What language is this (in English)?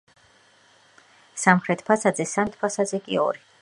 Georgian